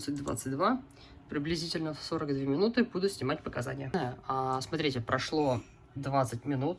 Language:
Russian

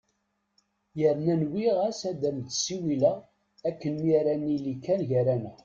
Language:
Kabyle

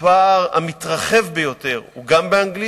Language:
Hebrew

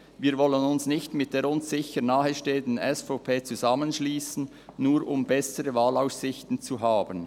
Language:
Swiss German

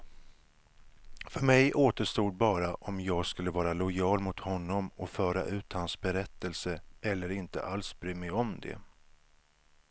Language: Swedish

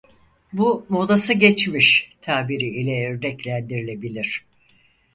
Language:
Turkish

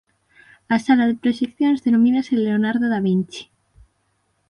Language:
Galician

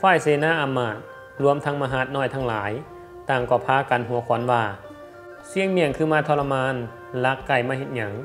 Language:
Thai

